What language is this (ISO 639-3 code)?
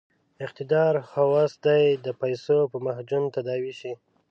pus